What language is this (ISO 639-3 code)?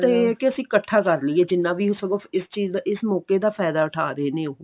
pan